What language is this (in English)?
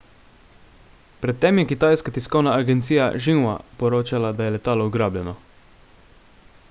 Slovenian